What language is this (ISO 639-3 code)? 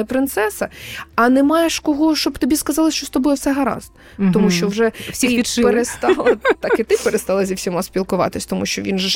ukr